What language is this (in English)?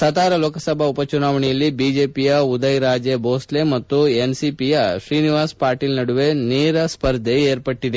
Kannada